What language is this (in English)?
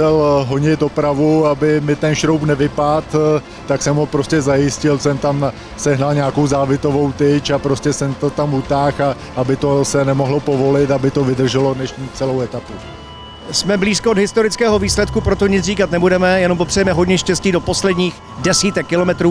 Czech